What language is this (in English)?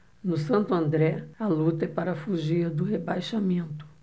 Portuguese